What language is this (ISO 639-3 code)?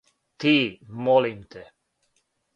srp